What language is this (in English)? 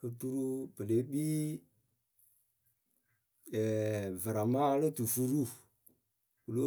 Akebu